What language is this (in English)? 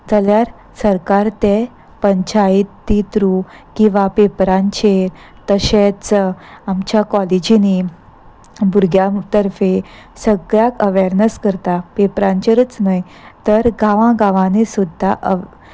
Konkani